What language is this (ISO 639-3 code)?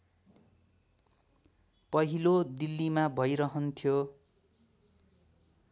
nep